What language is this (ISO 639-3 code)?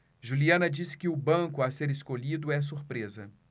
por